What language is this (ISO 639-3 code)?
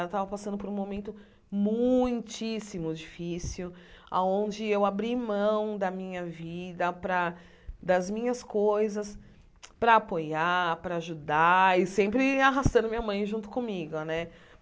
por